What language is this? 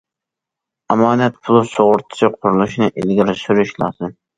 Uyghur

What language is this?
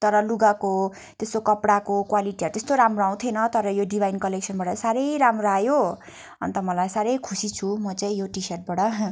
Nepali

